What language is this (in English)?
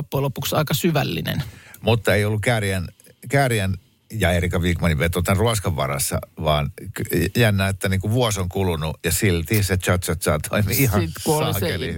Finnish